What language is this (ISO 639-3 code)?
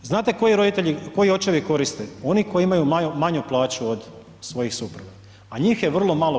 hrv